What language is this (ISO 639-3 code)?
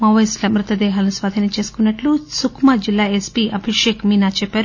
tel